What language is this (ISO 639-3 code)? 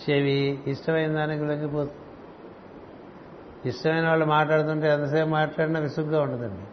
tel